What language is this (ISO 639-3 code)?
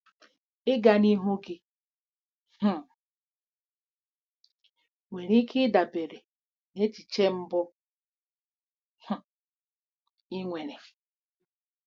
ibo